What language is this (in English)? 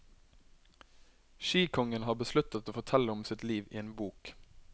Norwegian